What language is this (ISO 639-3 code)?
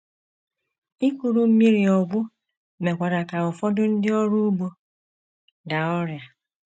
ibo